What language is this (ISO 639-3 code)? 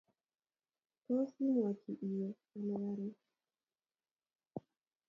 kln